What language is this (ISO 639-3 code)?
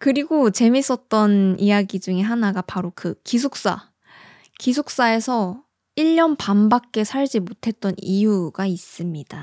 kor